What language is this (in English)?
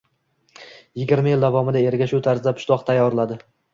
Uzbek